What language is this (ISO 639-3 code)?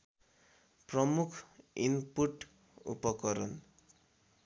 nep